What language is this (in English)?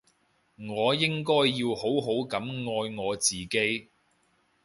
Cantonese